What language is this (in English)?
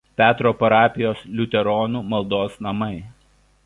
Lithuanian